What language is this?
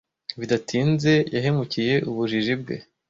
Kinyarwanda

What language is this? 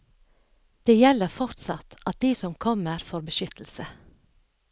Norwegian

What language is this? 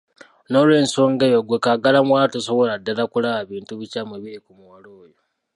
Ganda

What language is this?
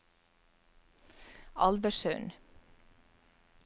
Norwegian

